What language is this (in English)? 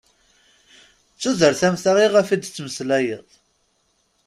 Kabyle